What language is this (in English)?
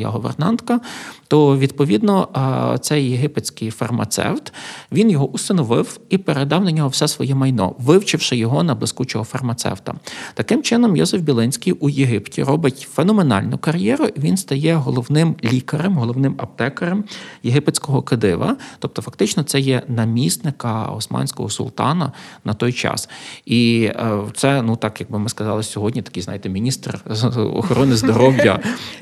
Ukrainian